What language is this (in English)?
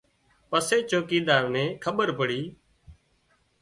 Wadiyara Koli